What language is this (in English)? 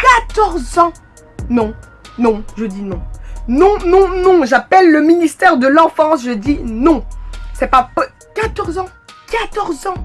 French